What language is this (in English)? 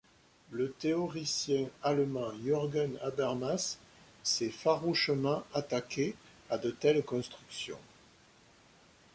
French